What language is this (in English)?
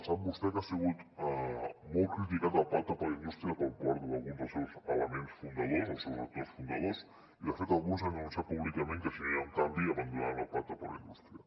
Catalan